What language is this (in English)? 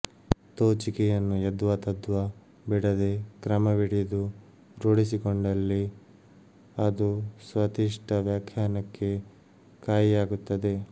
Kannada